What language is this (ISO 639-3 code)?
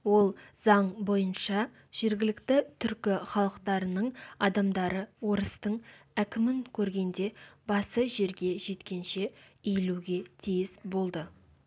kaz